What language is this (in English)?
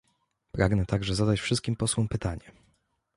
Polish